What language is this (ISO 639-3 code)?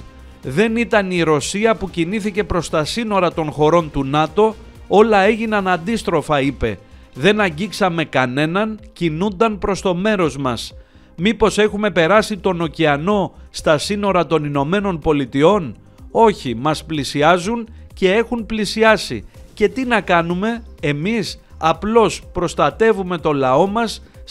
ell